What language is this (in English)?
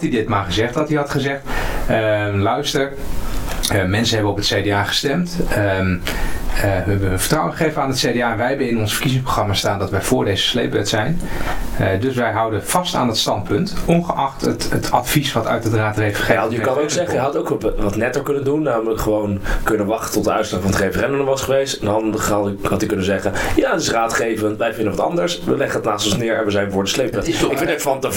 Dutch